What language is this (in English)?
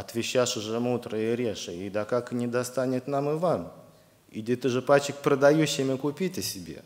Russian